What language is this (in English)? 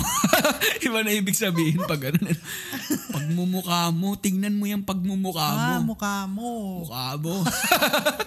Filipino